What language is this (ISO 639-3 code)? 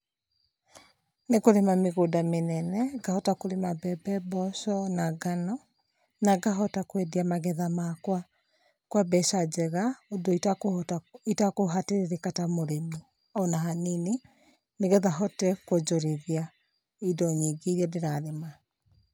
kik